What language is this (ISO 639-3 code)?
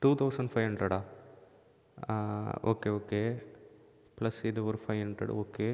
tam